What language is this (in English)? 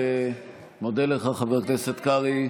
Hebrew